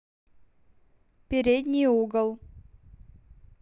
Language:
Russian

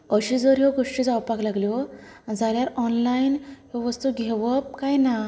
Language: Konkani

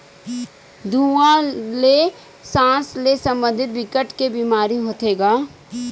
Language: Chhattisgarhi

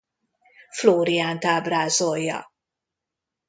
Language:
Hungarian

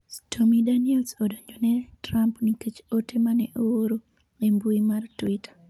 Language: Luo (Kenya and Tanzania)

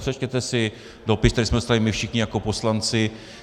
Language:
Czech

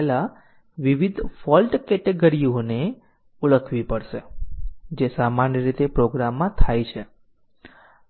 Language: Gujarati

